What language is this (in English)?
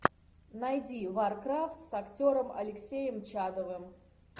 Russian